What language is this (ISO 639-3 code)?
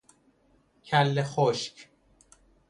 fas